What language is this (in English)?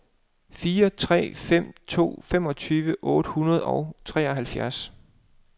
Danish